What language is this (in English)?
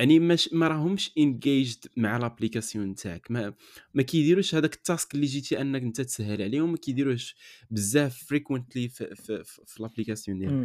Arabic